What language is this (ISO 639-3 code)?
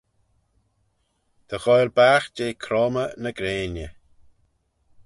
glv